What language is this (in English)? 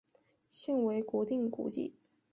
Chinese